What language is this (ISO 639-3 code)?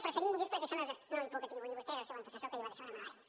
cat